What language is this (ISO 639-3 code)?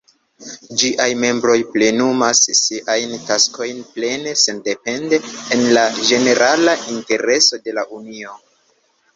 epo